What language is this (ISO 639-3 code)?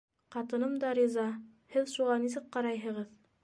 bak